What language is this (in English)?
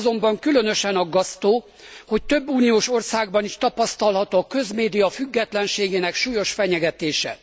Hungarian